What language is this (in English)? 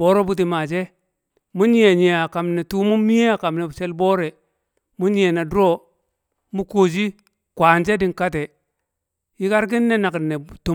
Kamo